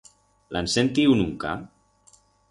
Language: Aragonese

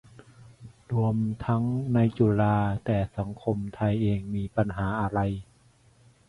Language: Thai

